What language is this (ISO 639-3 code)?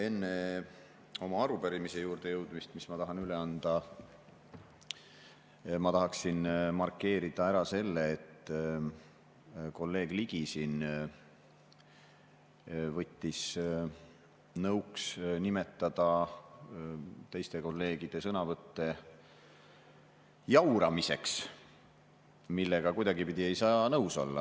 est